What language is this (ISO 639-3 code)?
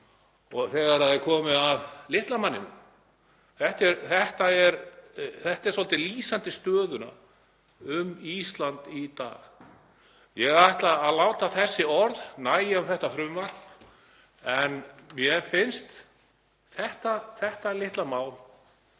isl